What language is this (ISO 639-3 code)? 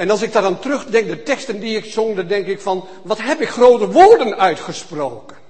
nld